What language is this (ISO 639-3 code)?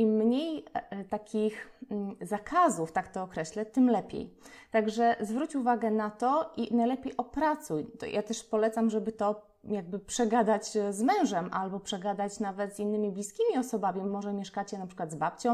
pol